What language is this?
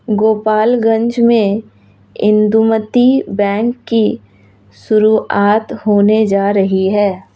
Hindi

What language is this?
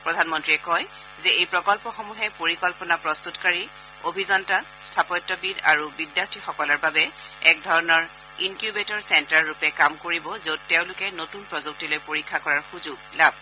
Assamese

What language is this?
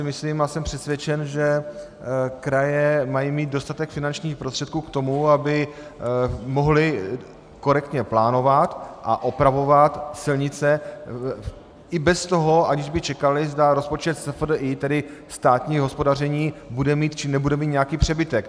Czech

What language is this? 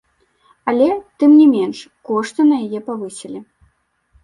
Belarusian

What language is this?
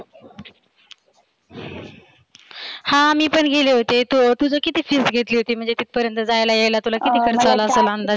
Marathi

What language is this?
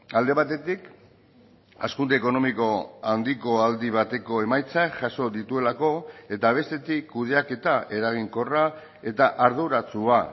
Basque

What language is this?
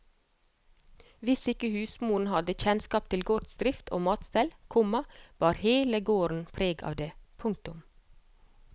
Norwegian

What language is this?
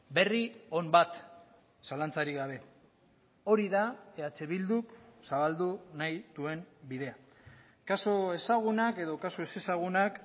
Basque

